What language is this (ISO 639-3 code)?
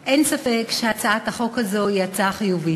heb